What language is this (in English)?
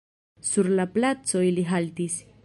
Esperanto